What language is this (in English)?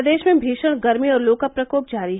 Hindi